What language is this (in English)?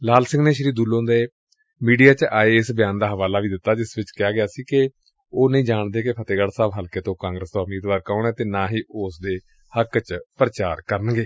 Punjabi